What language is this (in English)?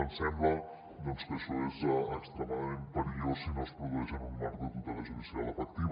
Catalan